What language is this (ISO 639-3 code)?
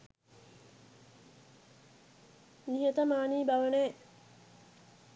sin